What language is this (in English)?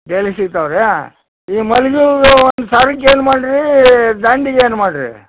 Kannada